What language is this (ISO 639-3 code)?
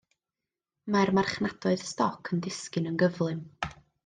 cym